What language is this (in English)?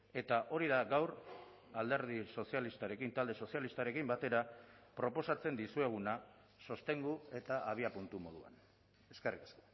Basque